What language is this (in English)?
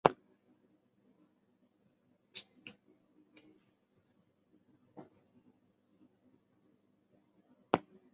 Chinese